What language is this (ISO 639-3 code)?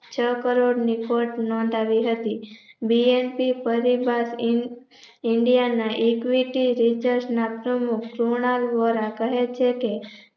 guj